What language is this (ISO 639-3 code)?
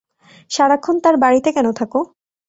ben